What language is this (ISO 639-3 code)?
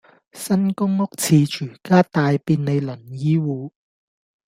yue